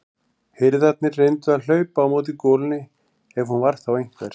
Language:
Icelandic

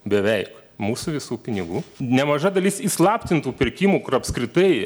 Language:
Lithuanian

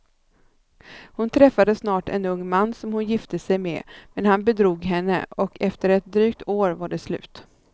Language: Swedish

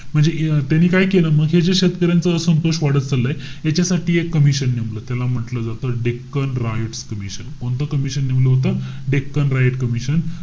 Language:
Marathi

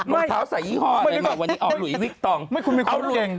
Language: Thai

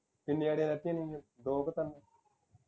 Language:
Punjabi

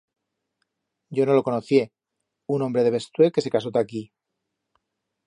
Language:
Aragonese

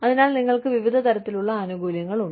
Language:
Malayalam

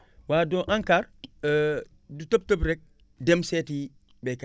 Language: Wolof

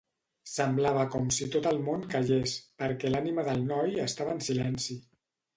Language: Catalan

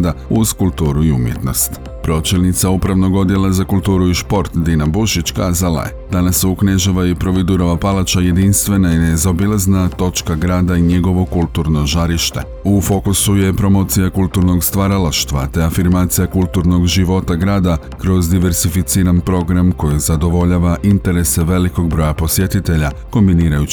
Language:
Croatian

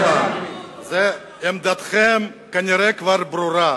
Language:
Hebrew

